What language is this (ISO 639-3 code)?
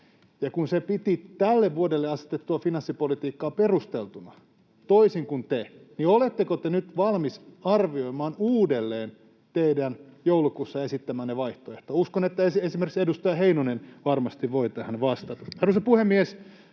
fin